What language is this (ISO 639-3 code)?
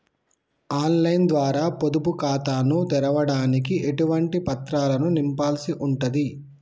tel